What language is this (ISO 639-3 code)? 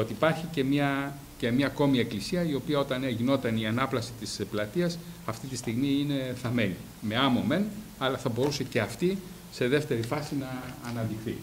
ell